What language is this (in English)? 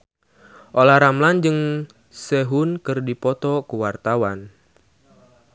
Sundanese